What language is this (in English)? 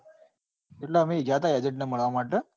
Gujarati